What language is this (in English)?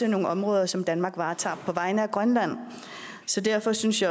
Danish